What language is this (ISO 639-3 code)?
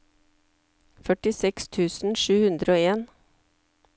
nor